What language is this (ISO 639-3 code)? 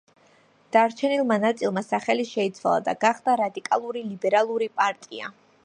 kat